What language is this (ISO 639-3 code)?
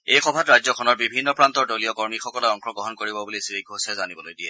asm